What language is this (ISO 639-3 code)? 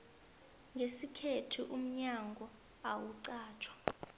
nbl